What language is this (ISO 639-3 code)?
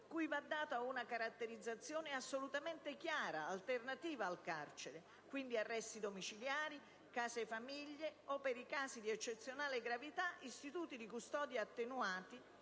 ita